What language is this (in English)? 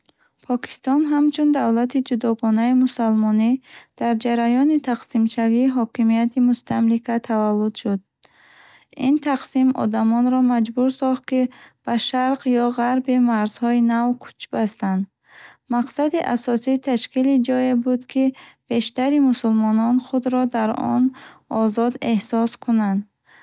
Bukharic